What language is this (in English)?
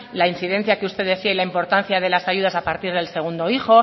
Spanish